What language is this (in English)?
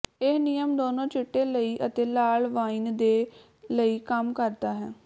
Punjabi